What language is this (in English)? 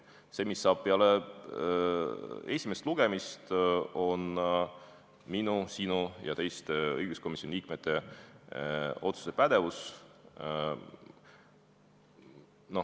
Estonian